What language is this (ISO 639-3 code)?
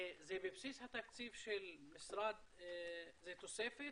heb